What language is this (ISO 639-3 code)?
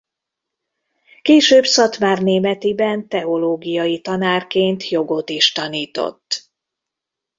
hun